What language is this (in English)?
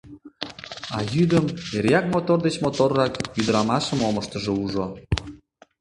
Mari